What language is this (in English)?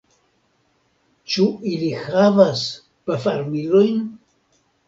Esperanto